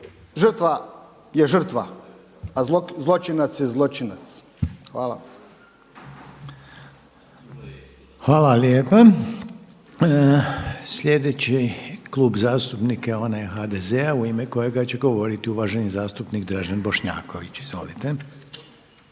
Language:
Croatian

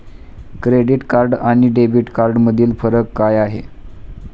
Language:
Marathi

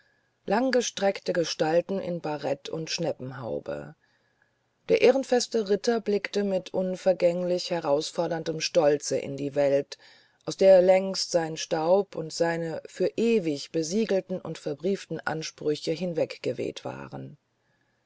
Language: German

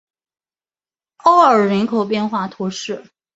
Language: Chinese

